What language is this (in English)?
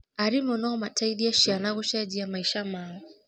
Kikuyu